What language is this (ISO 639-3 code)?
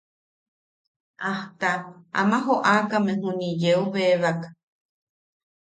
yaq